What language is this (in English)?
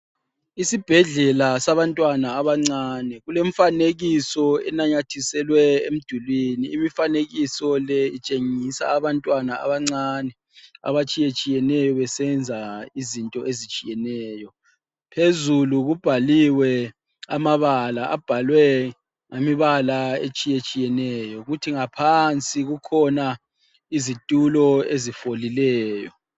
North Ndebele